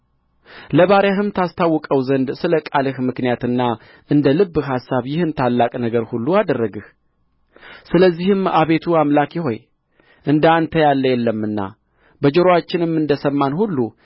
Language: Amharic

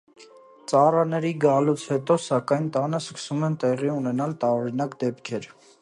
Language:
Armenian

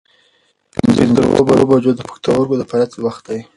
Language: Pashto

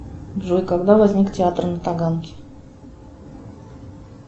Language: Russian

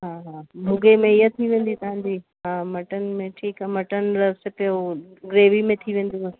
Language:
Sindhi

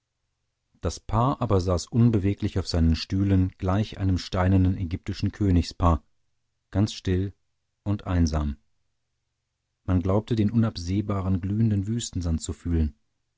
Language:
German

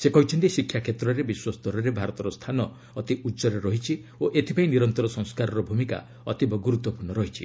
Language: Odia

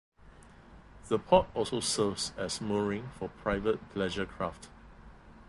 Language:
English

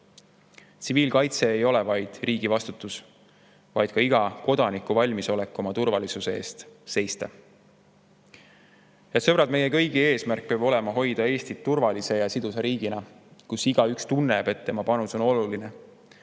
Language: Estonian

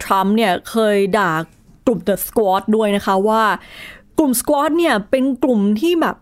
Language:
Thai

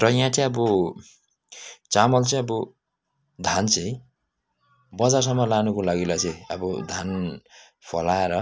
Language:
Nepali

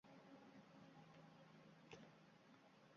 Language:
Uzbek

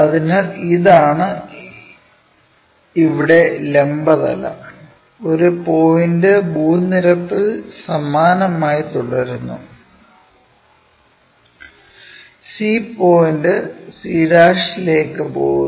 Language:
Malayalam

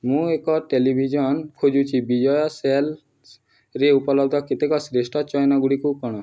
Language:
Odia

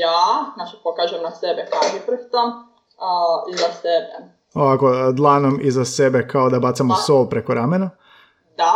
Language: Croatian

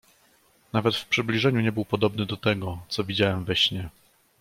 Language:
Polish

